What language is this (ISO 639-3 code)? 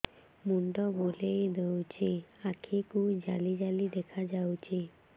ori